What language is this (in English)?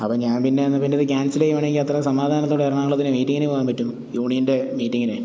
Malayalam